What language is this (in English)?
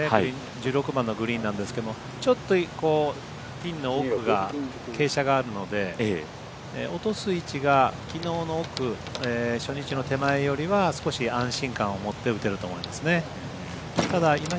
Japanese